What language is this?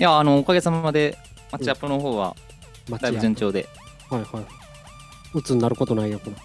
Japanese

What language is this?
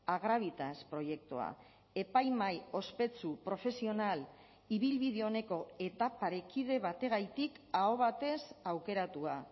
Basque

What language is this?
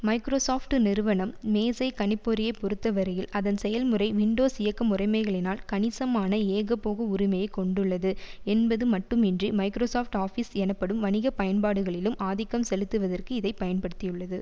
Tamil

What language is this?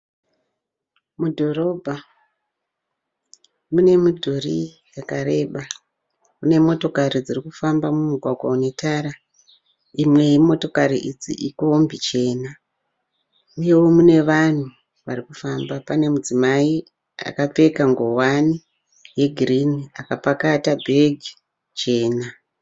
Shona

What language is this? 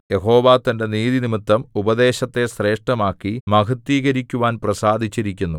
Malayalam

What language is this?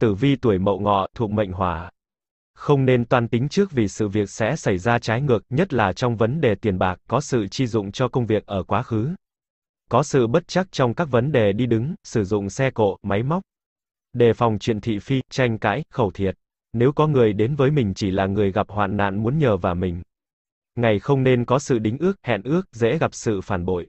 Vietnamese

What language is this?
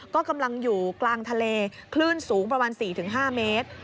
Thai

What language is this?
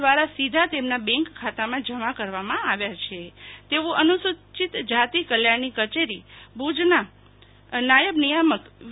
Gujarati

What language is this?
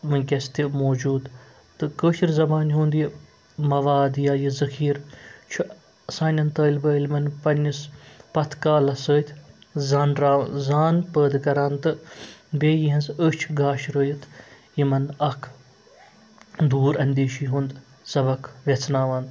Kashmiri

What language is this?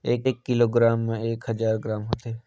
Chhattisgarhi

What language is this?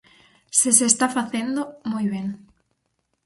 Galician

